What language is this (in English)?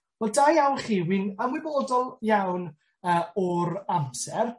Welsh